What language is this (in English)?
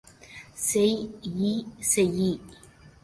Tamil